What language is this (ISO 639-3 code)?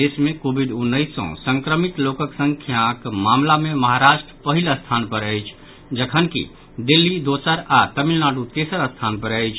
mai